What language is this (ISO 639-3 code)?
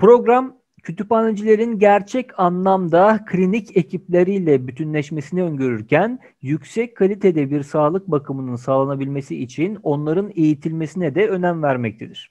tur